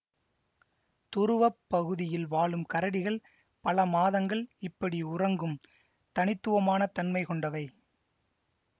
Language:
Tamil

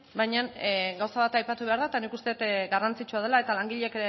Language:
Basque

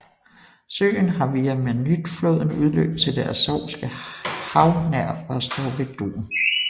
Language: Danish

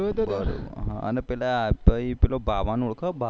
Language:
Gujarati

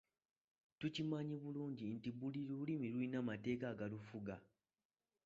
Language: Ganda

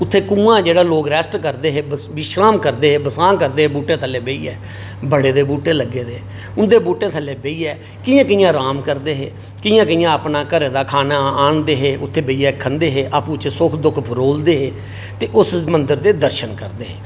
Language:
Dogri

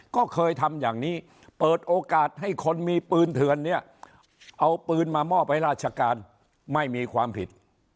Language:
Thai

